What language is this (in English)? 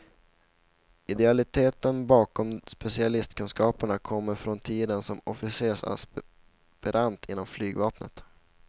Swedish